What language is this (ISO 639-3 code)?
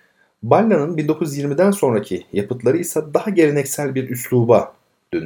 tur